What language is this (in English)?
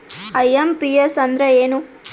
Kannada